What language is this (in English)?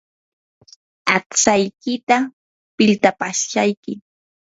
Yanahuanca Pasco Quechua